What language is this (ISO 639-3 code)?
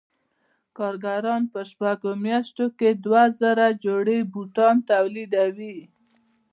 pus